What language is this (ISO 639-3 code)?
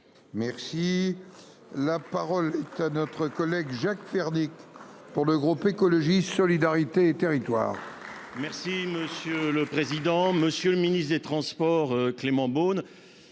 fra